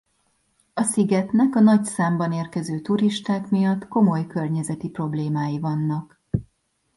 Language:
Hungarian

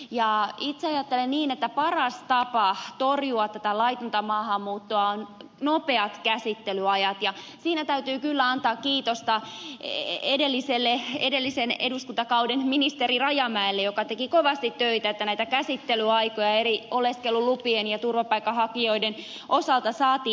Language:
Finnish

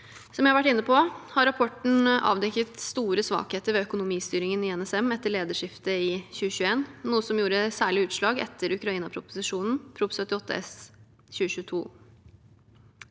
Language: Norwegian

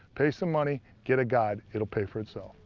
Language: English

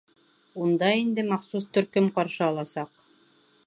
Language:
Bashkir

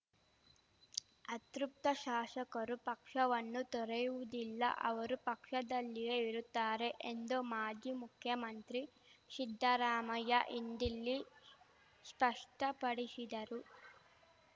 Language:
Kannada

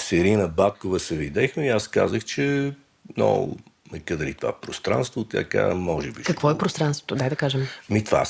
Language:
Bulgarian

